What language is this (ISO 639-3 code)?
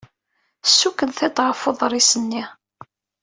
kab